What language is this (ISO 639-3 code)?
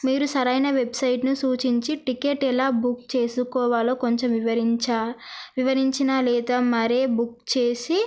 tel